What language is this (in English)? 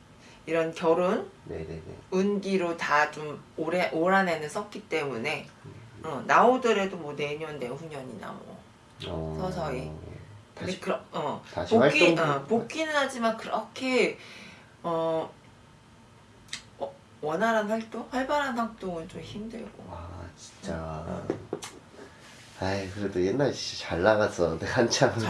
Korean